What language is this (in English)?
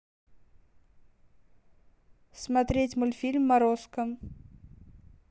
Russian